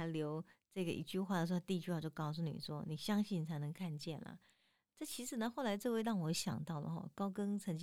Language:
Chinese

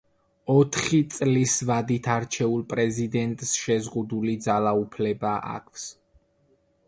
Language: Georgian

